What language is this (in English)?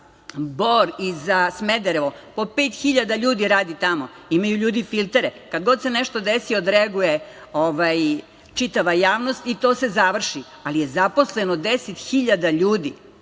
Serbian